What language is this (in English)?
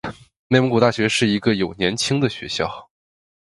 Chinese